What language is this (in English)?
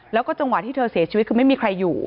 Thai